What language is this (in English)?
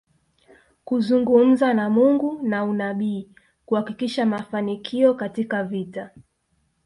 Swahili